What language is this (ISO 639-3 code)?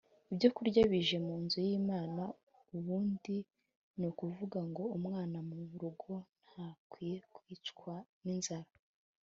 kin